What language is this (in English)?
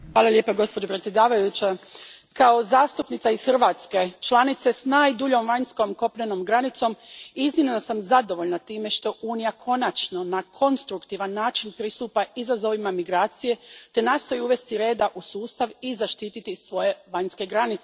Croatian